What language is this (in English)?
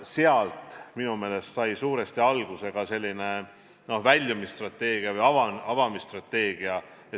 Estonian